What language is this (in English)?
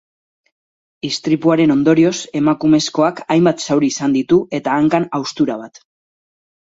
Basque